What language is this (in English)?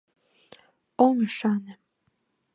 Mari